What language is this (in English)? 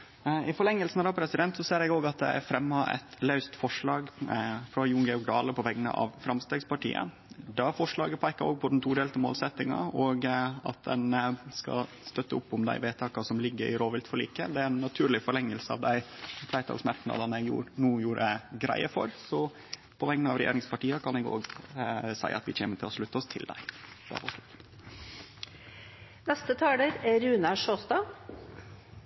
Norwegian Nynorsk